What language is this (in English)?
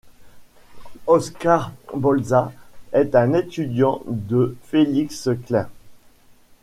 French